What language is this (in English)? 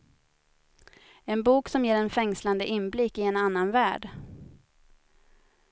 Swedish